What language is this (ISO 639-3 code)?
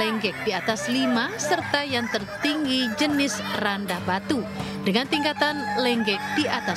ind